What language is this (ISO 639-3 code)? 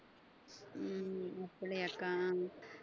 tam